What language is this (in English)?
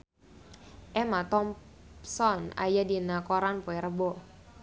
Sundanese